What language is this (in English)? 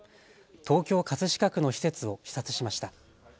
Japanese